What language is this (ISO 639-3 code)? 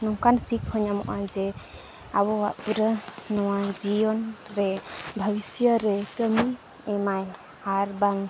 sat